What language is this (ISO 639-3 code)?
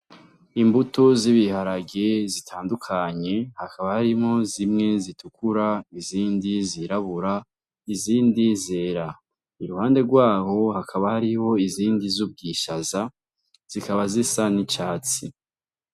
run